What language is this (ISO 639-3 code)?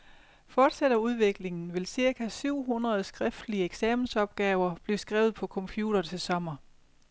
dan